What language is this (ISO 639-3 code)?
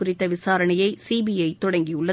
tam